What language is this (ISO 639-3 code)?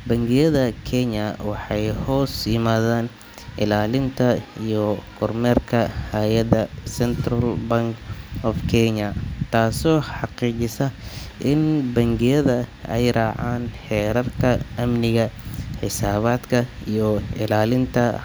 som